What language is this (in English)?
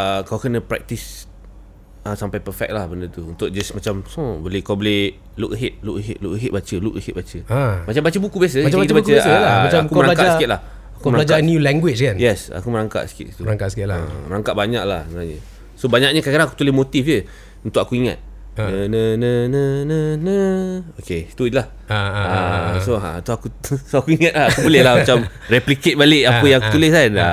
Malay